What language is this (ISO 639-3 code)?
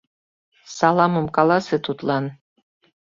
chm